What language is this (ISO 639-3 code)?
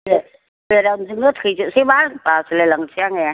brx